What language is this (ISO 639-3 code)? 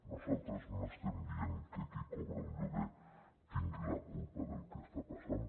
cat